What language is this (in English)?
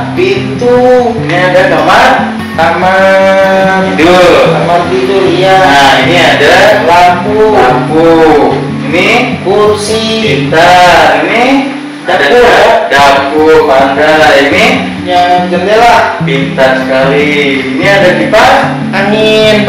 Indonesian